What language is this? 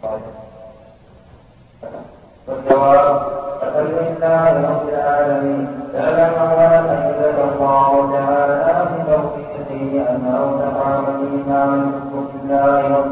Arabic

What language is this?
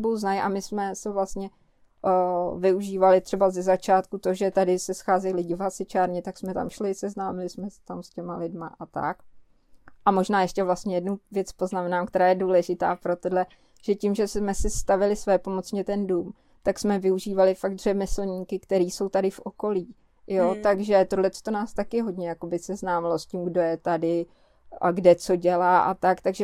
Czech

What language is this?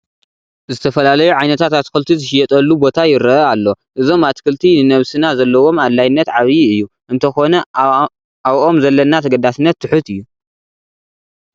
Tigrinya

